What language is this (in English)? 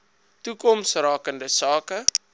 Afrikaans